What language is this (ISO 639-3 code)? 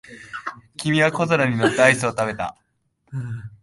jpn